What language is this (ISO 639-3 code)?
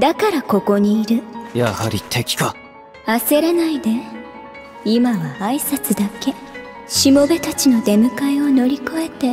jpn